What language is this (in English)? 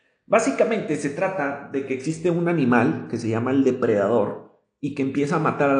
Spanish